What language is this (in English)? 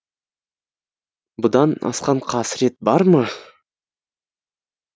Kazakh